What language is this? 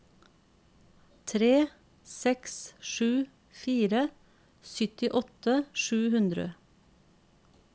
Norwegian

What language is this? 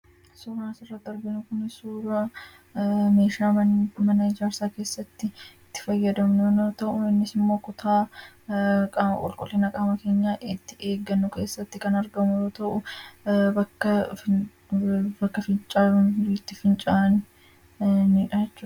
Oromo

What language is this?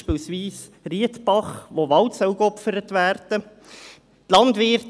Swiss German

